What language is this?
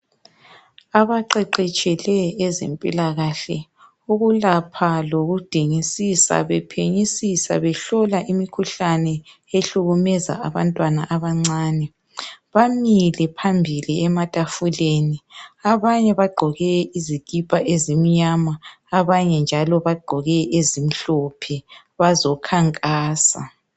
North Ndebele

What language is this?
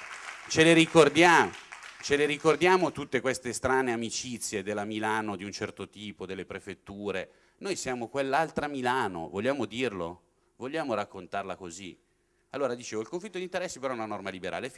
Italian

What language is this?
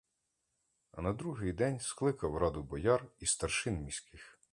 Ukrainian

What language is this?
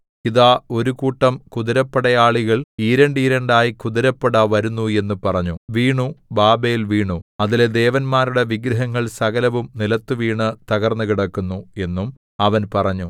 Malayalam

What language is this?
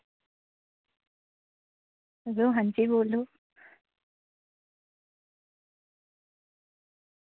Dogri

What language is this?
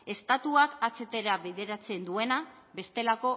Basque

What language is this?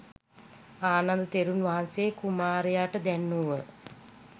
Sinhala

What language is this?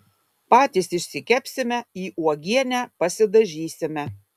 Lithuanian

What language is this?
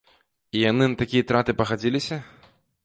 Belarusian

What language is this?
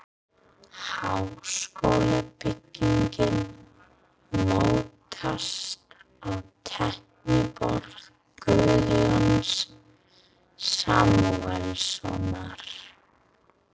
Icelandic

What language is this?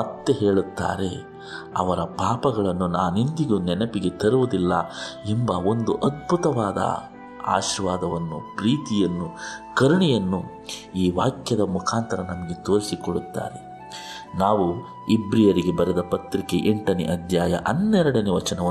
Kannada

